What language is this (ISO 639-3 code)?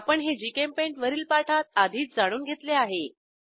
mar